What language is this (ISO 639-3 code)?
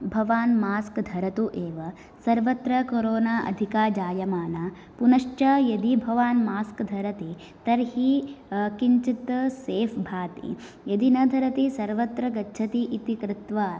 san